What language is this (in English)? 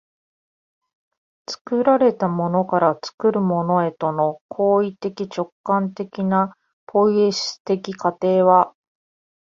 Japanese